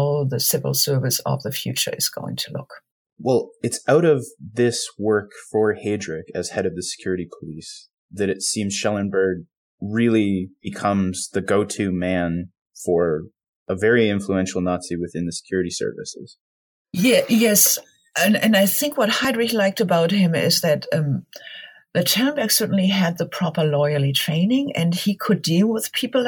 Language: English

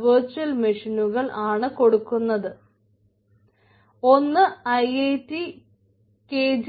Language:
Malayalam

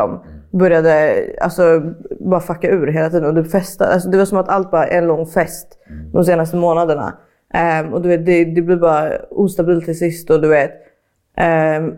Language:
Swedish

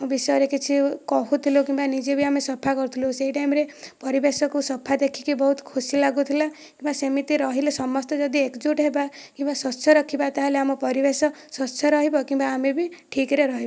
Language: Odia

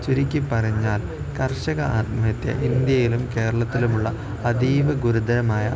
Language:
Malayalam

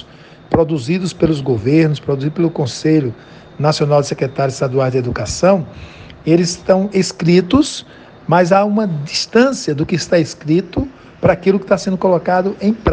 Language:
Portuguese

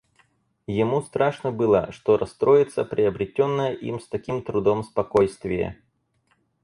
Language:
Russian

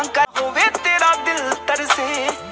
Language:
Chhattisgarhi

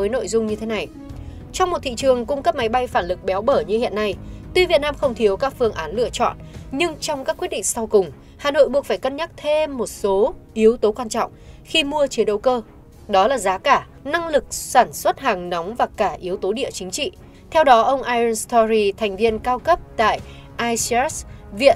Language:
Vietnamese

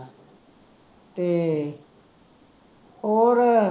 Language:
Punjabi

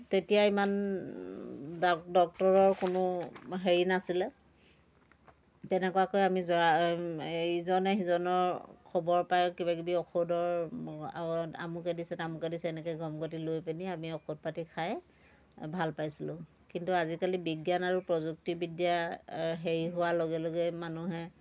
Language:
Assamese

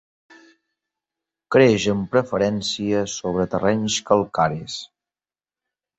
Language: Catalan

